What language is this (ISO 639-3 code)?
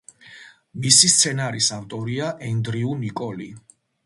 kat